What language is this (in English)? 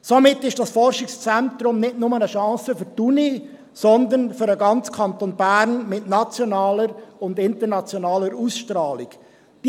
Swiss German